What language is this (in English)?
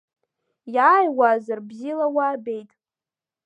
Abkhazian